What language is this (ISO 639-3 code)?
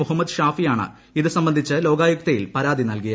mal